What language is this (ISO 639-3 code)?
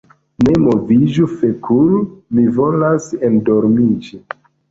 epo